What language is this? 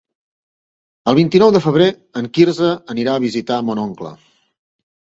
Catalan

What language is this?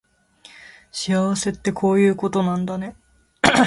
Japanese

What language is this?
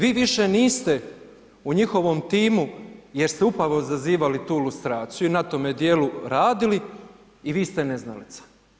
Croatian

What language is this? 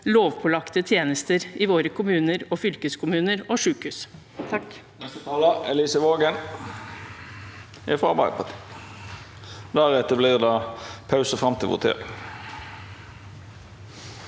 Norwegian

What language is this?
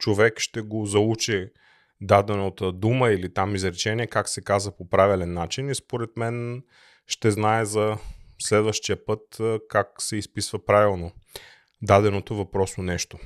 Bulgarian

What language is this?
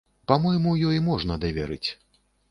Belarusian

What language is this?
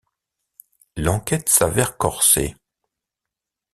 French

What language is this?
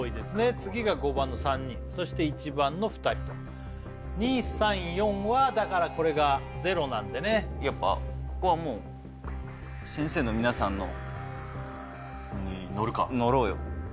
Japanese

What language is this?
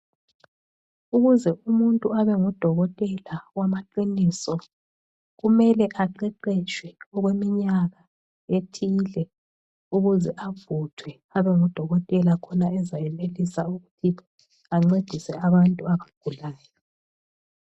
North Ndebele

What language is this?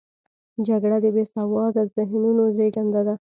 Pashto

